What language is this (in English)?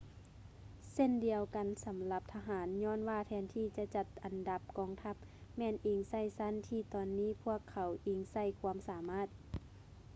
Lao